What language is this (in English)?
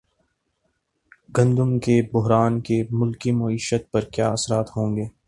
Urdu